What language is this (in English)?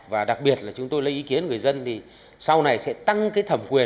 Vietnamese